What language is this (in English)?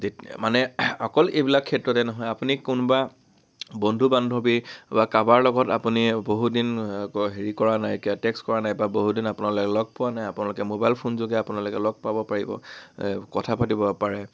Assamese